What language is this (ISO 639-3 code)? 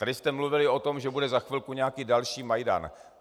ces